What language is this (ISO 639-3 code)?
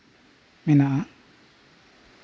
sat